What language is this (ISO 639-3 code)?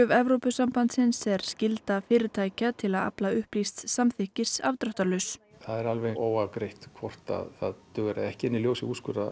isl